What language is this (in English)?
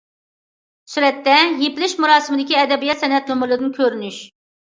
Uyghur